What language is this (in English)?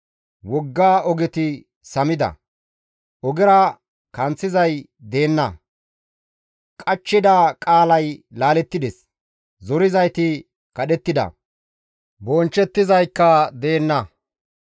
Gamo